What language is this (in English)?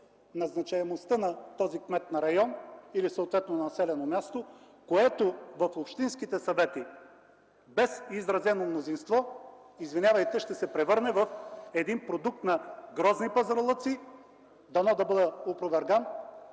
Bulgarian